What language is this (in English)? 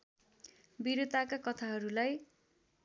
Nepali